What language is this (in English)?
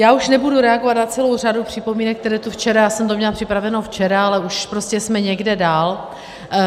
Czech